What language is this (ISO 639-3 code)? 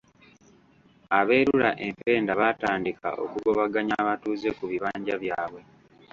lug